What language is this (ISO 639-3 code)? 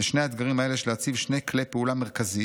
heb